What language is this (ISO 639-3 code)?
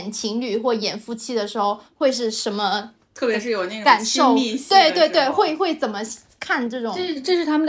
zho